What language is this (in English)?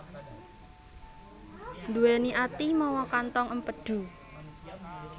Javanese